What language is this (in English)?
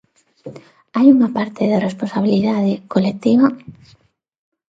Galician